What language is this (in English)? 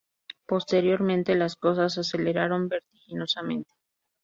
Spanish